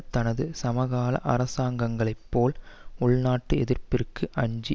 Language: Tamil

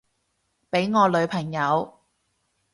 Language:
Cantonese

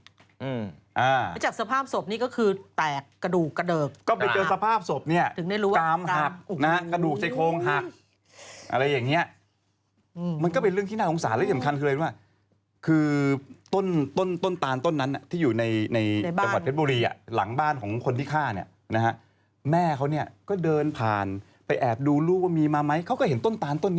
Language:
Thai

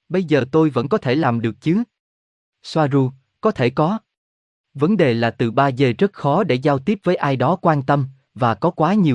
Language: Vietnamese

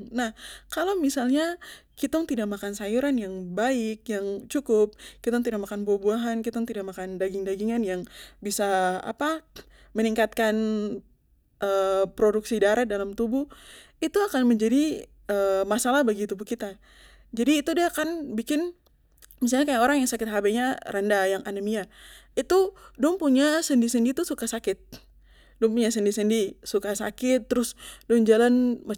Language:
Papuan Malay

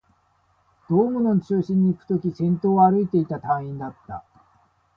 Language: Japanese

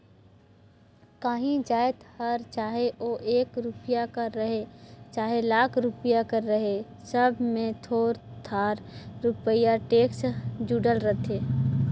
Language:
Chhattisgarhi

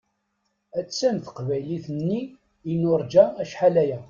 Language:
Kabyle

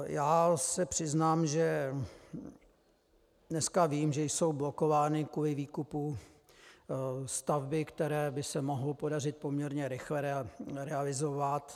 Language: Czech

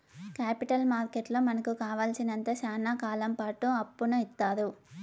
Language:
Telugu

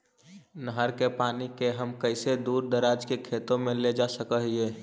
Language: Magahi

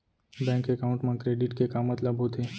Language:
Chhattisgarhi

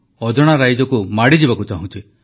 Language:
Odia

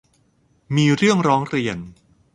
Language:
Thai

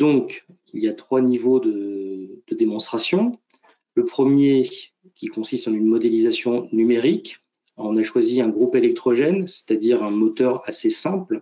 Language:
French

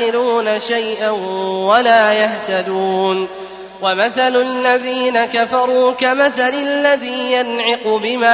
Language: Arabic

